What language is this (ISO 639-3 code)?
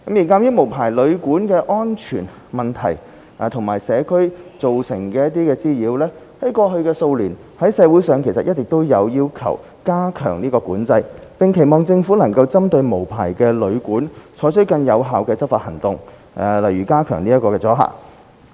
yue